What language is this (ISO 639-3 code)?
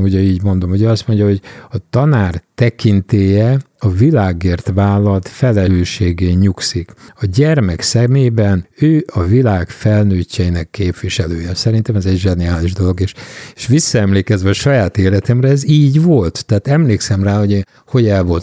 hun